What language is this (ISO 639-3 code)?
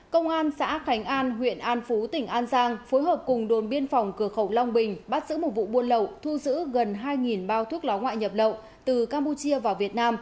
vie